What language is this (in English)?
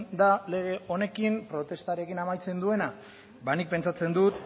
Basque